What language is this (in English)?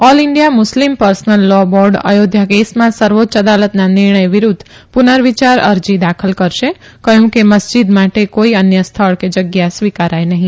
Gujarati